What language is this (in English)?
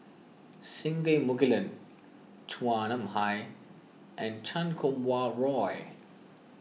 English